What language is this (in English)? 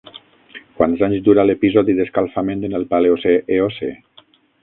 Catalan